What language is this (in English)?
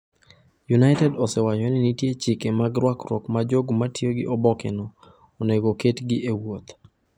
Luo (Kenya and Tanzania)